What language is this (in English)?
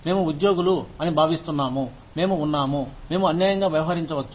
Telugu